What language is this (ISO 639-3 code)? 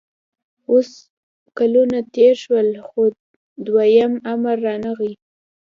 pus